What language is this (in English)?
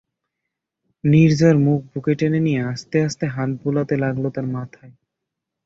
Bangla